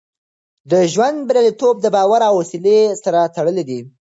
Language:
Pashto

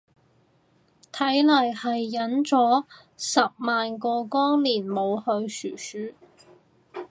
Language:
Cantonese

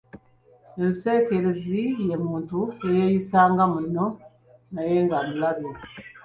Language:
Ganda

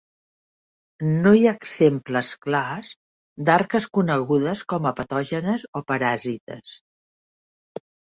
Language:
Catalan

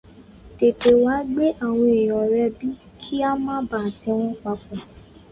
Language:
Yoruba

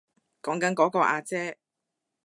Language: Cantonese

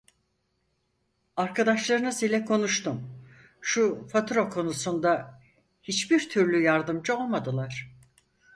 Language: Turkish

